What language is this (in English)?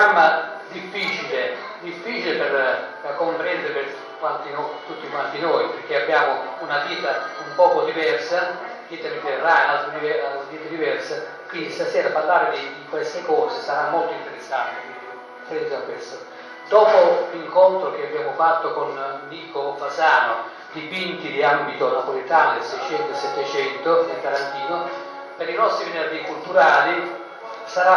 Italian